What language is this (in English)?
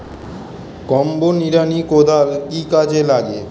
Bangla